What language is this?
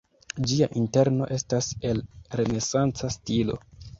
Esperanto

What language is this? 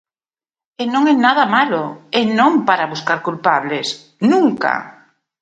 Galician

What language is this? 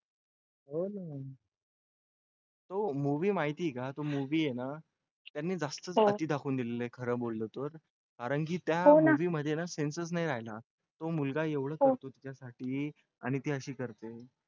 Marathi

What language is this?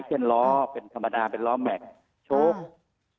Thai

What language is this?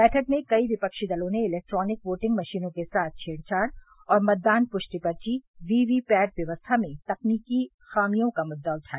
Hindi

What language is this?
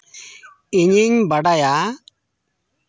Santali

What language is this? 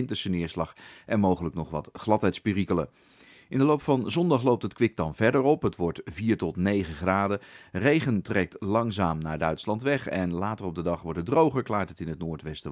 Dutch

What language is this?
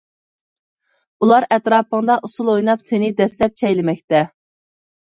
Uyghur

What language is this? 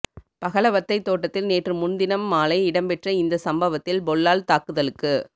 Tamil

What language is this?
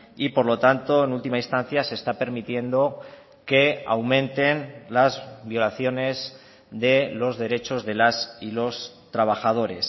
Spanish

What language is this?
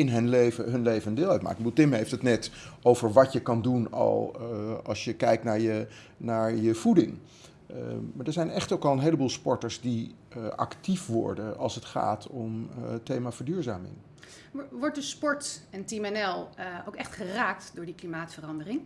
Dutch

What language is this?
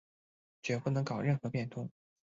Chinese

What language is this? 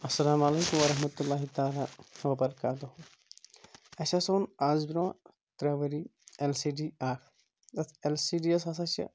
Kashmiri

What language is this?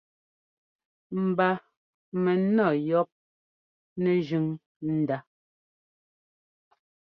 Ngomba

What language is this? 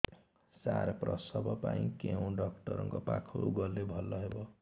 Odia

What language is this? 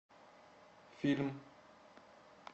Russian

